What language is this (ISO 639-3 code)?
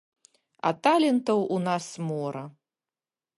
bel